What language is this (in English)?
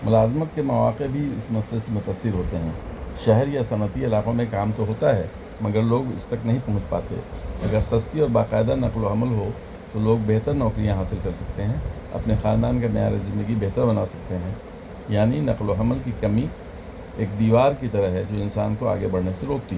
Urdu